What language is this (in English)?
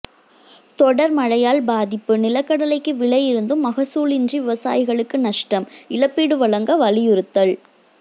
Tamil